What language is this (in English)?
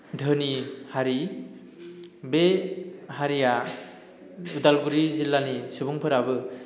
Bodo